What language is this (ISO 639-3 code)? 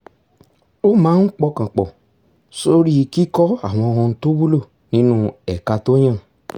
yor